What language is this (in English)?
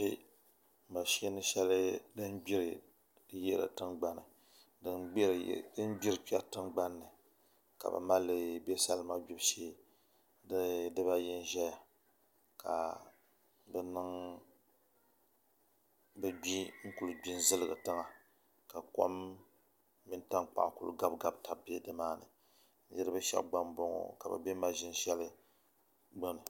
Dagbani